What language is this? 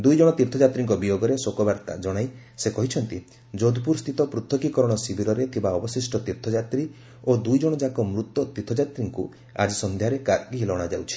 Odia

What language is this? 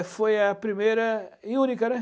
Portuguese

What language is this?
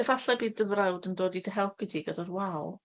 Welsh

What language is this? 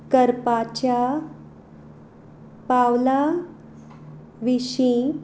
Konkani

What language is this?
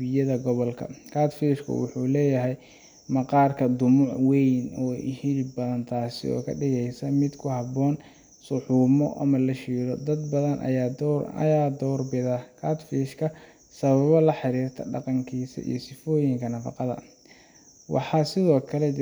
Somali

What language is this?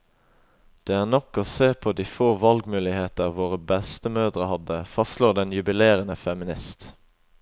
Norwegian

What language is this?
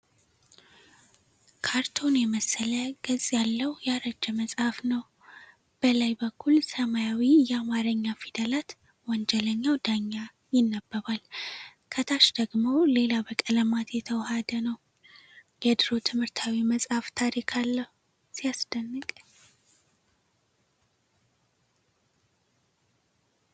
Amharic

